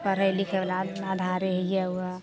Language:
Maithili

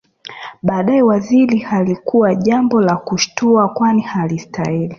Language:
Swahili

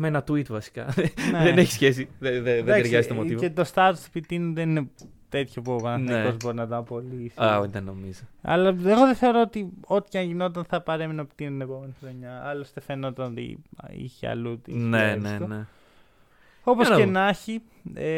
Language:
Greek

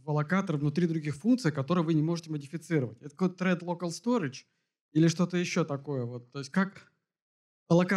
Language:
Russian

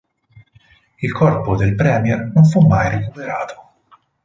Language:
Italian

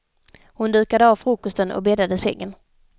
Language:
Swedish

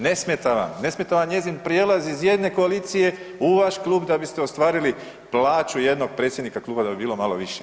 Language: Croatian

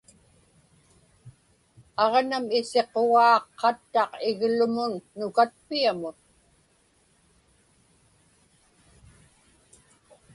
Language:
Inupiaq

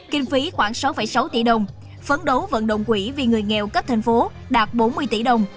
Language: Vietnamese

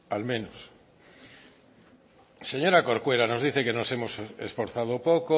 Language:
Spanish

